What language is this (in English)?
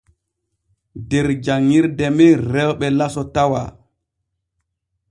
Borgu Fulfulde